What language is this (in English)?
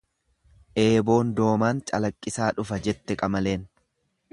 Oromo